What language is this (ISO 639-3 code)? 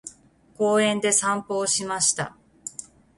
jpn